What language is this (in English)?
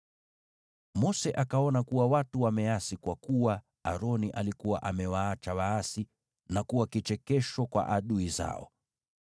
Swahili